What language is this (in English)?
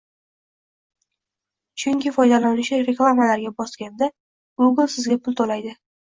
Uzbek